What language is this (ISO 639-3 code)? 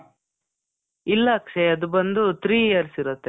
kan